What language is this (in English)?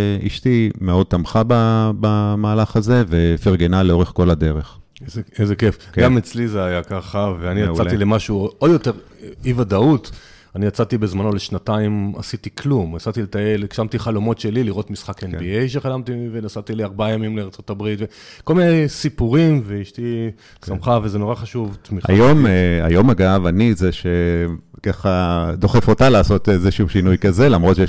Hebrew